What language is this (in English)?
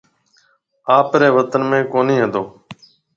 Marwari (Pakistan)